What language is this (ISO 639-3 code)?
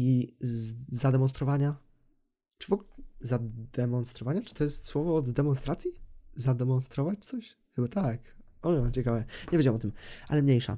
pol